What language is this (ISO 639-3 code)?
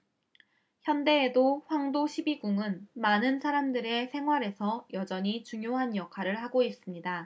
kor